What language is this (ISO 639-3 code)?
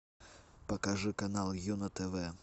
rus